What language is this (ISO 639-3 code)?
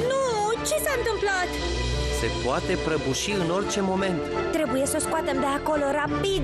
ron